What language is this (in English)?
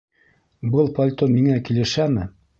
Bashkir